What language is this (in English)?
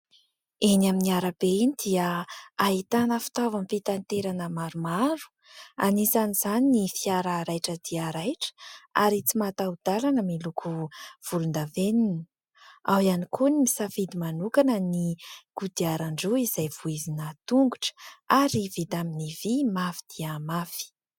Malagasy